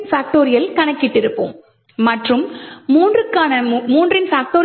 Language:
Tamil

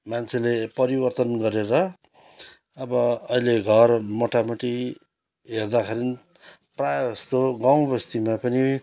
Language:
Nepali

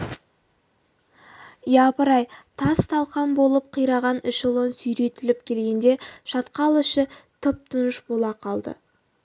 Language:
Kazakh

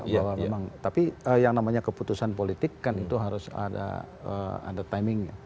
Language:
Indonesian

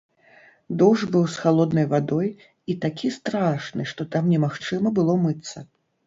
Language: Belarusian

